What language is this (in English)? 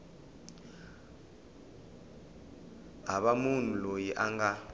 Tsonga